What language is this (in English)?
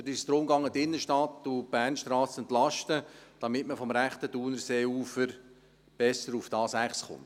Swiss German